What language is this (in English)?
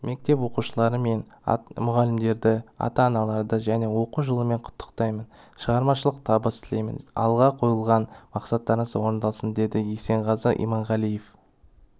Kazakh